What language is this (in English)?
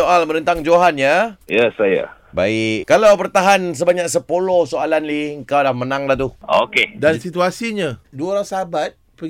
Malay